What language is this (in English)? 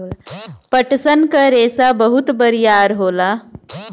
Bhojpuri